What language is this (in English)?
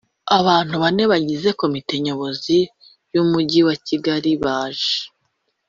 Kinyarwanda